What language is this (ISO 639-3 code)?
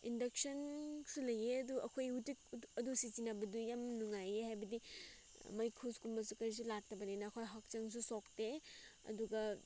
mni